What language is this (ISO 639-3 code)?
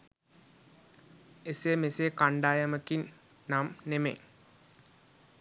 sin